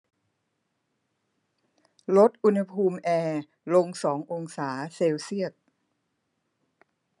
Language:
Thai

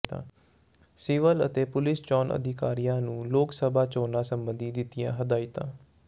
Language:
Punjabi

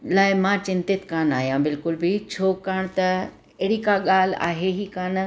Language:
Sindhi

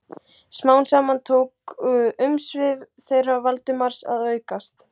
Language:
Icelandic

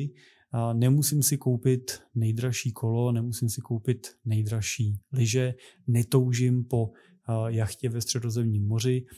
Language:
Czech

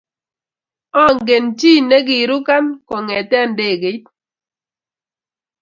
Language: Kalenjin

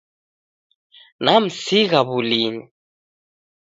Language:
Taita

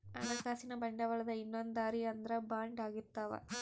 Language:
Kannada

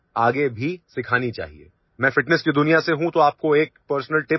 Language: English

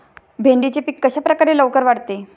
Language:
Marathi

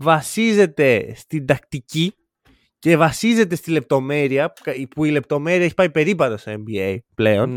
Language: Greek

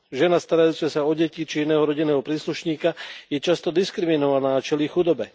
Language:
Slovak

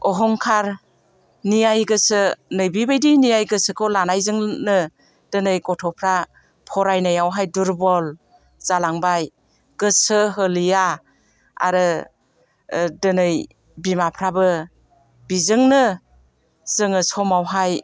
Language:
Bodo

